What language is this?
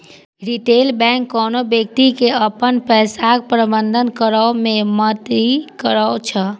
Maithili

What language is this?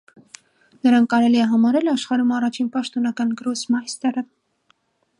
Armenian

